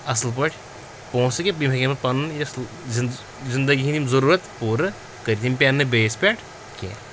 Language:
Kashmiri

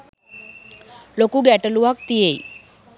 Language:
Sinhala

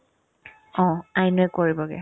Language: Assamese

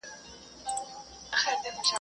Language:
Pashto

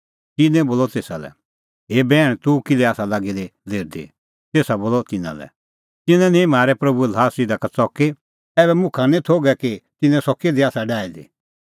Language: Kullu Pahari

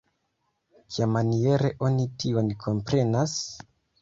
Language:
Esperanto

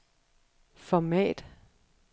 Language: Danish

